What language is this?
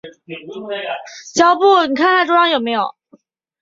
Chinese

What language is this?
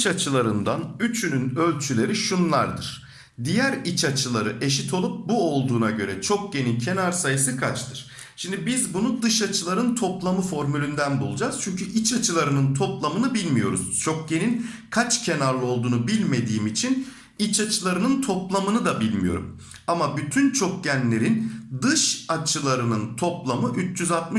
Turkish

